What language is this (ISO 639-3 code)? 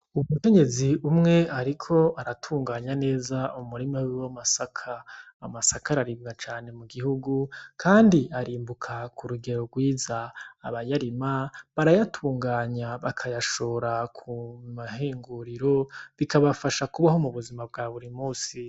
run